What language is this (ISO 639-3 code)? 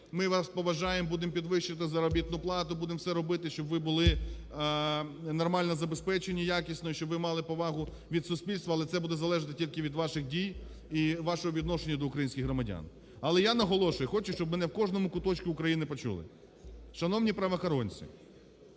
ukr